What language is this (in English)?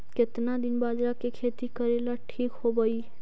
Magahi